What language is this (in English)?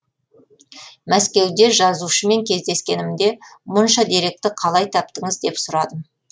Kazakh